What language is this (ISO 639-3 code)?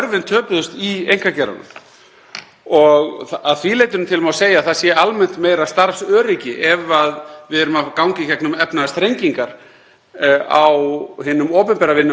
isl